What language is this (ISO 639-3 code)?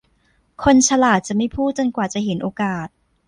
tha